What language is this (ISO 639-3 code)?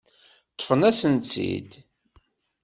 kab